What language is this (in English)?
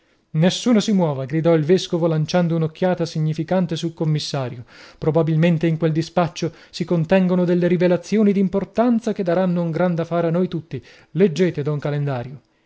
Italian